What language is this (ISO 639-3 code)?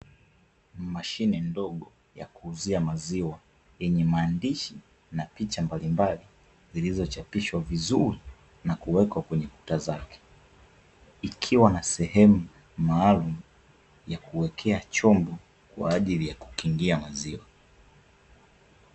swa